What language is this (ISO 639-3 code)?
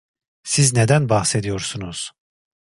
tur